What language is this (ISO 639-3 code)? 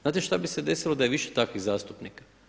hrv